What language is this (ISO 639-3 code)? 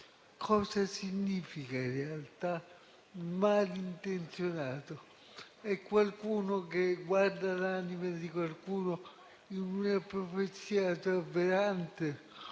ita